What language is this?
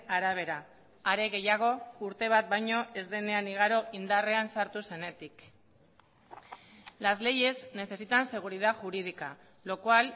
Basque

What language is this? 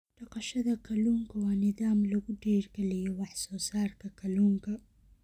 Somali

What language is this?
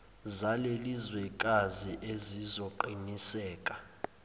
Zulu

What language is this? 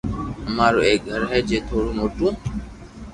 Loarki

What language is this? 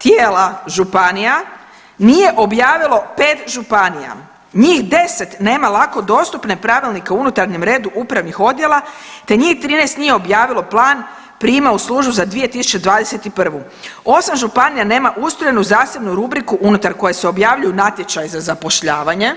Croatian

